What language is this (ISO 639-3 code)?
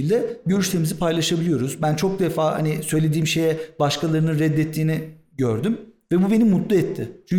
tur